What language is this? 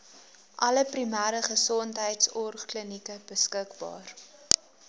Afrikaans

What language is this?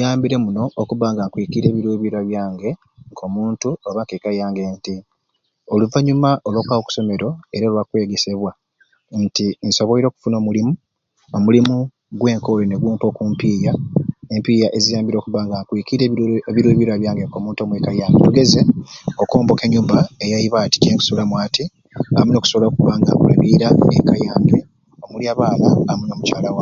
Ruuli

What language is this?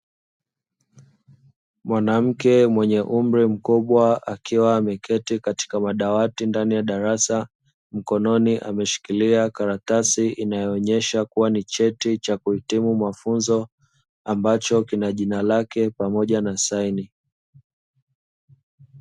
Swahili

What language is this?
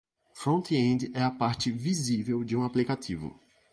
Portuguese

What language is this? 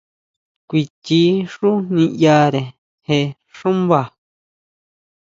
Huautla Mazatec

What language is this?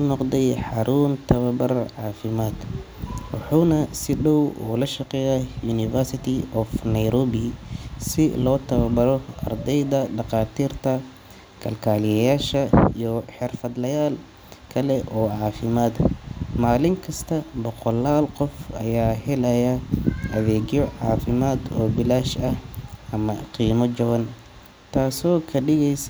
Somali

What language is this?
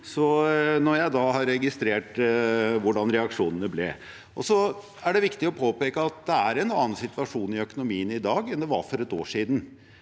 Norwegian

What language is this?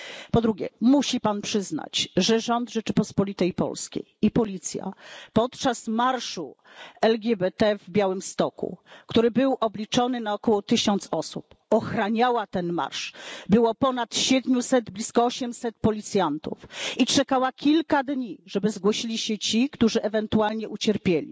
Polish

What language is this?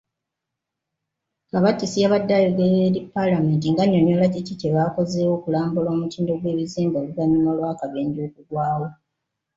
Ganda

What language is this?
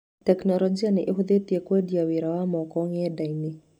Kikuyu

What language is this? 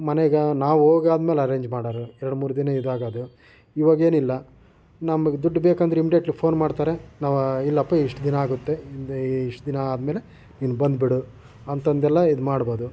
Kannada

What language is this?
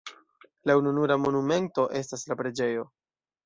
Esperanto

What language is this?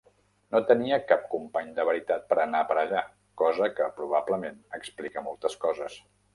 Catalan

